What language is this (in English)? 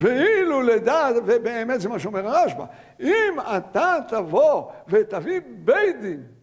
Hebrew